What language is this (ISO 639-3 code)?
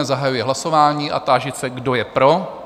ces